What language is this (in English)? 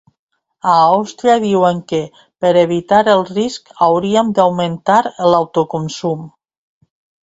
Catalan